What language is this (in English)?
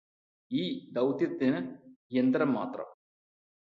Malayalam